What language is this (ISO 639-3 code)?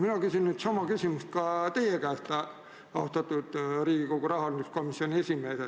est